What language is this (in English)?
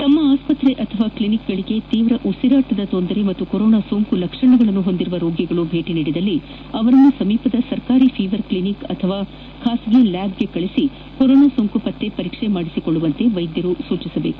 Kannada